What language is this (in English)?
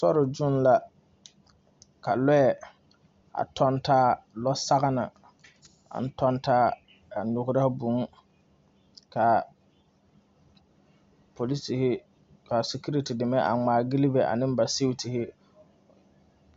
Southern Dagaare